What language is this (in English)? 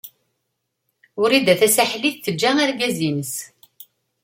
Kabyle